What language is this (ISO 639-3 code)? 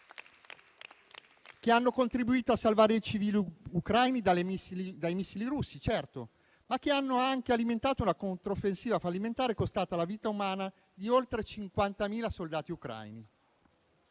ita